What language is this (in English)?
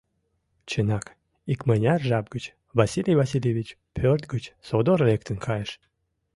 Mari